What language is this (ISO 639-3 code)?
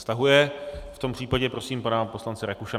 ces